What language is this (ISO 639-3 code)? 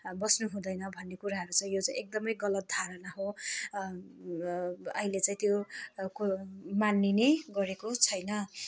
nep